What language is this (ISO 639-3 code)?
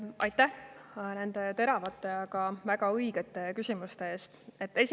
est